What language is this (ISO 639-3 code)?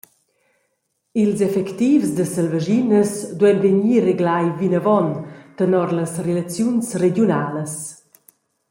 roh